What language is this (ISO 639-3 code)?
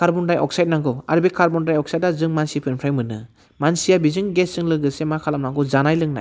brx